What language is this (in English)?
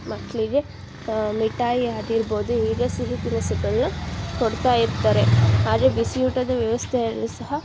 Kannada